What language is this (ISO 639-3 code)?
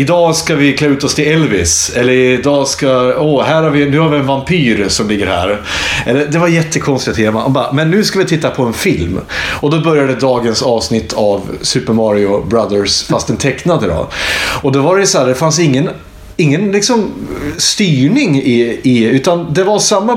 swe